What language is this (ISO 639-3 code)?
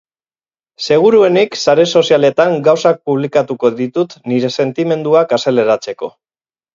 eus